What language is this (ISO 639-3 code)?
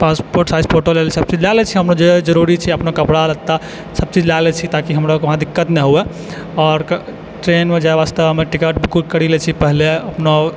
mai